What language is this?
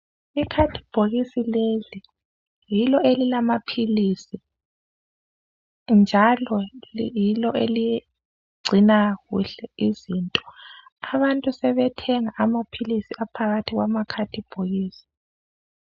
North Ndebele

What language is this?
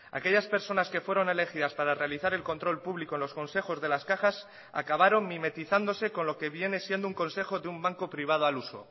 Spanish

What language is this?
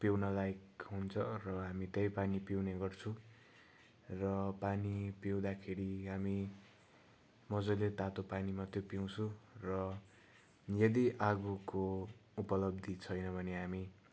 Nepali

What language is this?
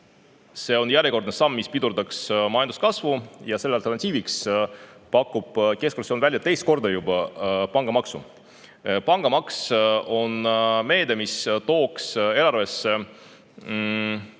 Estonian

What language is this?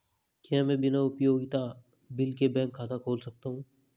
Hindi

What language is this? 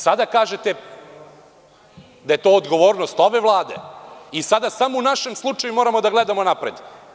Serbian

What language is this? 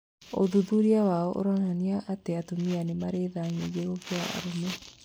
Kikuyu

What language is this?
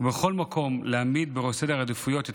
Hebrew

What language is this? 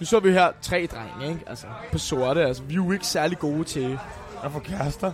Danish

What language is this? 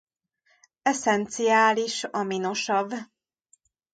Hungarian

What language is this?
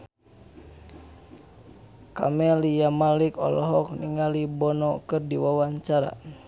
Sundanese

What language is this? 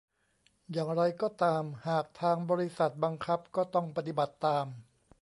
Thai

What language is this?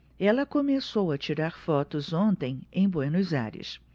Portuguese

